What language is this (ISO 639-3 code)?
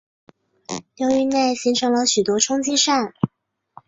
zho